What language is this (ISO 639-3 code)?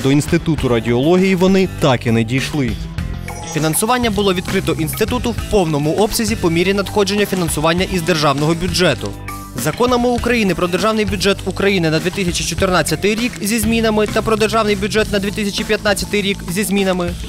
ukr